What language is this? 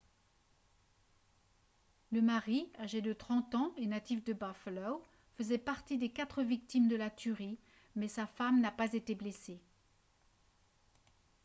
French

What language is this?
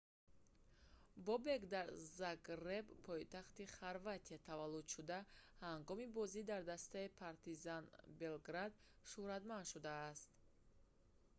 Tajik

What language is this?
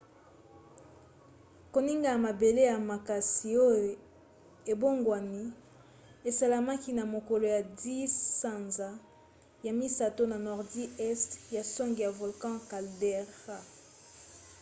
Lingala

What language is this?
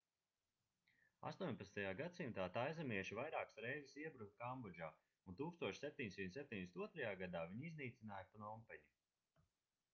Latvian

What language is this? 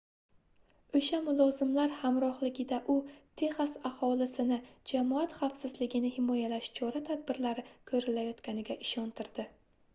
Uzbek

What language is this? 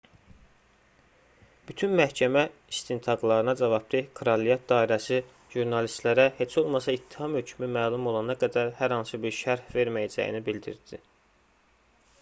Azerbaijani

